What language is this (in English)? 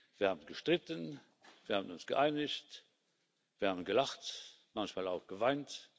German